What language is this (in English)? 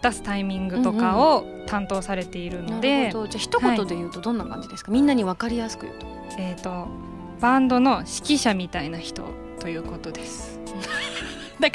Japanese